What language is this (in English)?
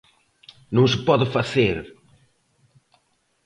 Galician